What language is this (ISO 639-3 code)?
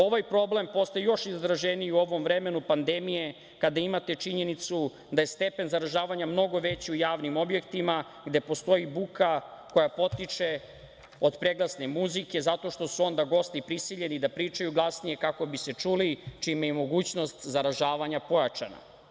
srp